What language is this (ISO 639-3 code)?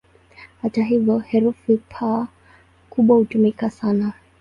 swa